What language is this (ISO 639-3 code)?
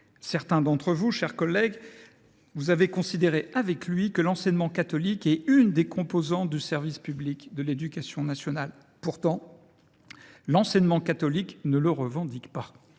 fra